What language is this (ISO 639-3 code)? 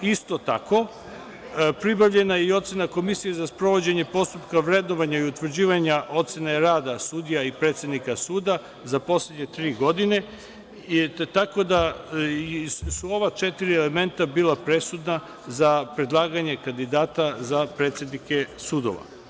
srp